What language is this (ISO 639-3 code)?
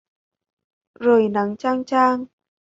vie